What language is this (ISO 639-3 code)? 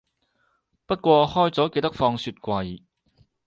yue